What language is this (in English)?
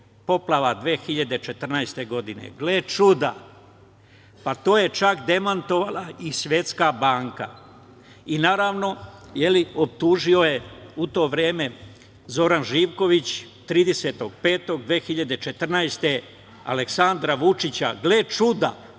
Serbian